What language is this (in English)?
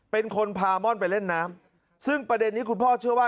Thai